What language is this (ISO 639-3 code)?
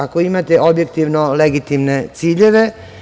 srp